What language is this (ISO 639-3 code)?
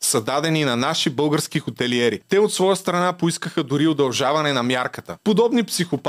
bul